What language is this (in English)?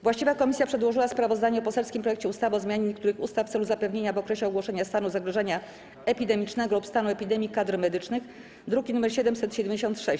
Polish